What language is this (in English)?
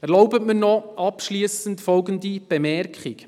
Swiss German